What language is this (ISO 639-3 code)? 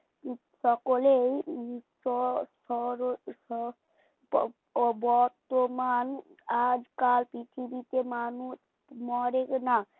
ben